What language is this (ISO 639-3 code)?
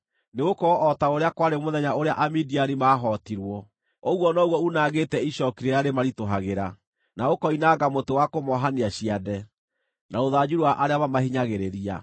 kik